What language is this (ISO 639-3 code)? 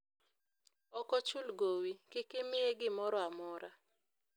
luo